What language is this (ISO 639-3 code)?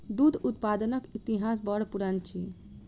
mai